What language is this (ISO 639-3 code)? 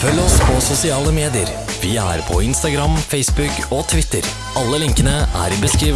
nor